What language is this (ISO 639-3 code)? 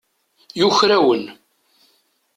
kab